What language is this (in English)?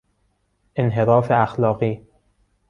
Persian